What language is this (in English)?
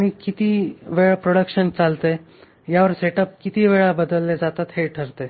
Marathi